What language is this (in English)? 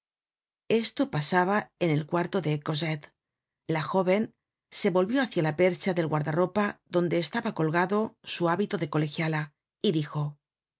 Spanish